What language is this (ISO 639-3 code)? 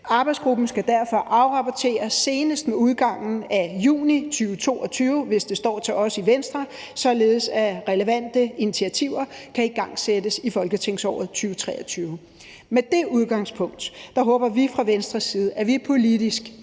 dan